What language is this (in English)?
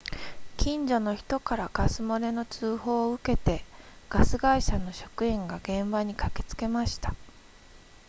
Japanese